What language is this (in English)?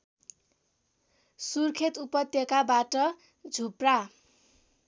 Nepali